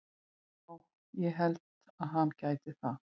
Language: Icelandic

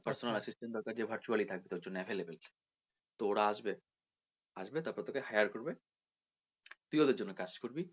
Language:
Bangla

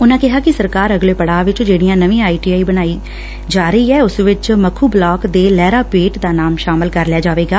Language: Punjabi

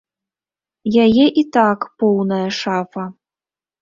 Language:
Belarusian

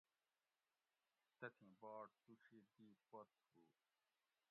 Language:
Gawri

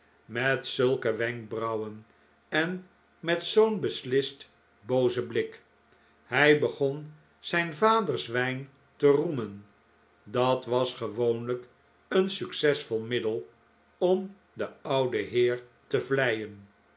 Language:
Dutch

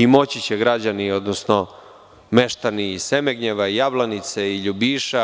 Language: Serbian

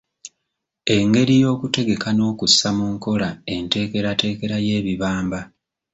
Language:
Ganda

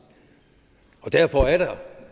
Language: Danish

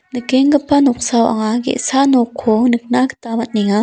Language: Garo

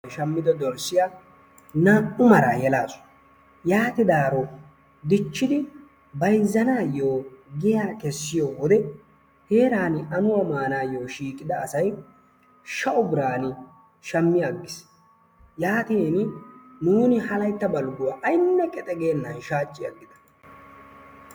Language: Wolaytta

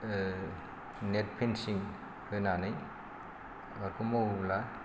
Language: Bodo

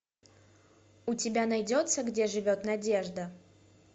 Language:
Russian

